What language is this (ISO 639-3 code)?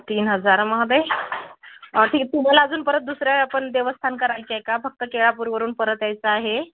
mar